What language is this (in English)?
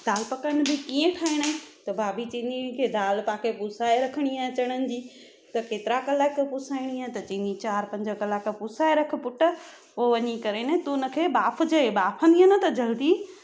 Sindhi